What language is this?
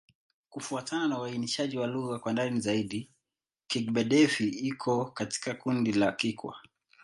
Swahili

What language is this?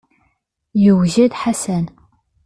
Kabyle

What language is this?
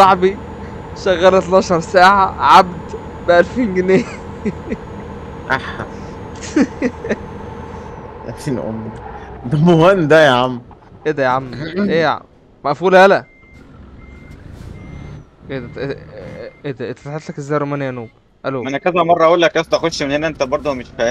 Arabic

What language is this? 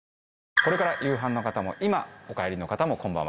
Japanese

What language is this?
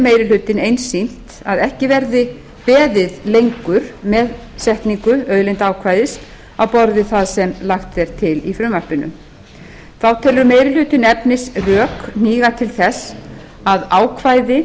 Icelandic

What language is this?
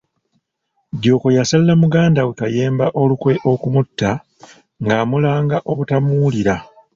Ganda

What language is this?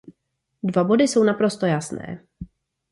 Czech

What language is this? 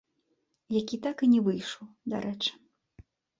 Belarusian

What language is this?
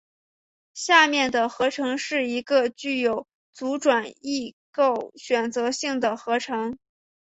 Chinese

